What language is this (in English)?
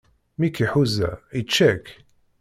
Kabyle